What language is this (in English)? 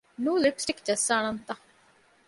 Divehi